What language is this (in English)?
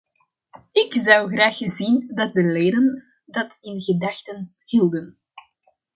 Dutch